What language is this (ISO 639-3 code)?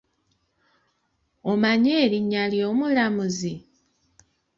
lug